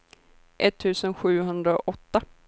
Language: Swedish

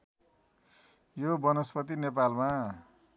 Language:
Nepali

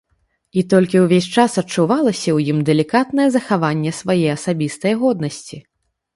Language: Belarusian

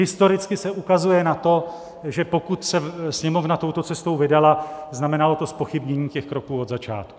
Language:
Czech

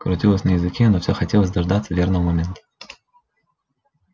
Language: Russian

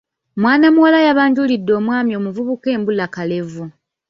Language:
Ganda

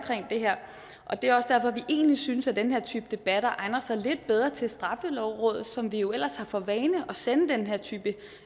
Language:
Danish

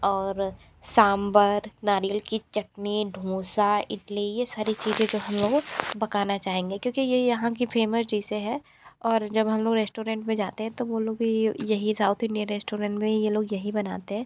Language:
Hindi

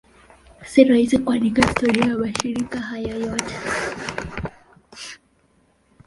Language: Swahili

